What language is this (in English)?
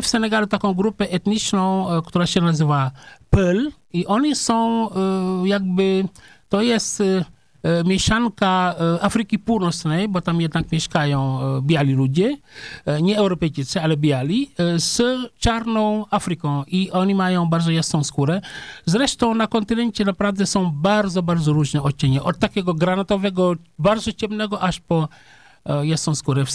Polish